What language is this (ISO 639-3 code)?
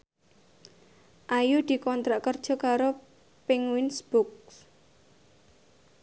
jav